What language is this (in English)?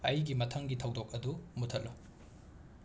Manipuri